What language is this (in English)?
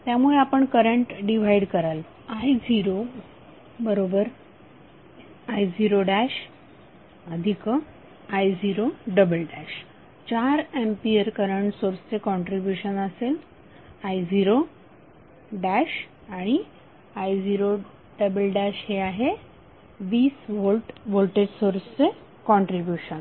Marathi